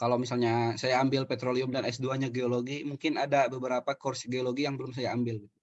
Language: Indonesian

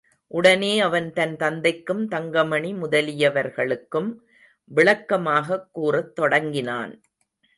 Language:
Tamil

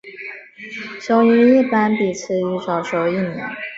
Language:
Chinese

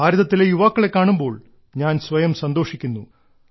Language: Malayalam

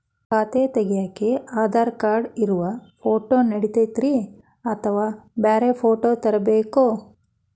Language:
Kannada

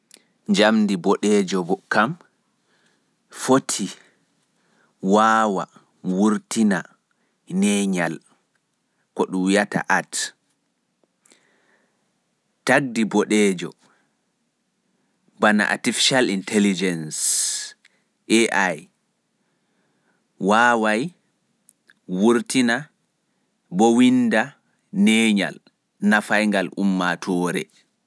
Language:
Pular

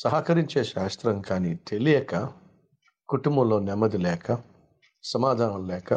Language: Telugu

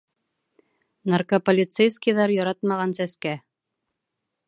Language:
Bashkir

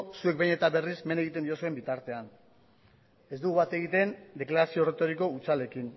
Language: Basque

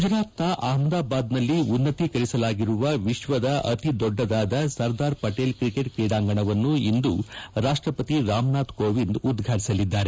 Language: Kannada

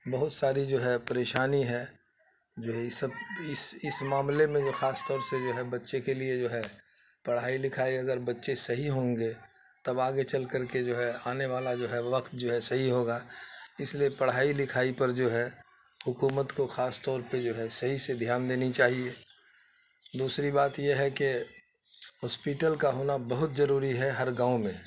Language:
Urdu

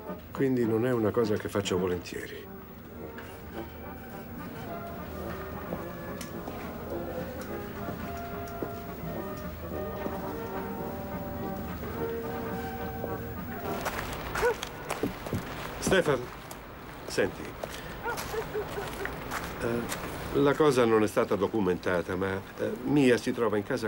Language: Italian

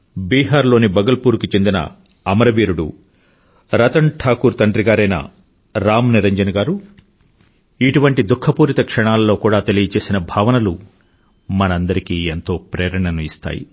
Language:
Telugu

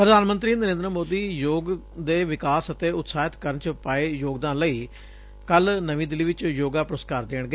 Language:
Punjabi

